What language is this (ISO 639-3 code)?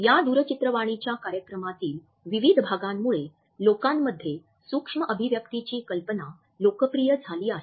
mar